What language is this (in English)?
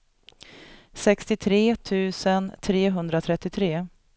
Swedish